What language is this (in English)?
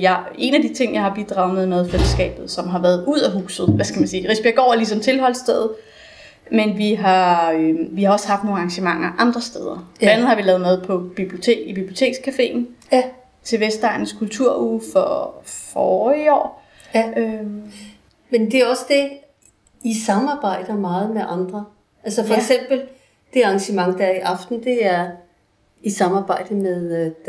Danish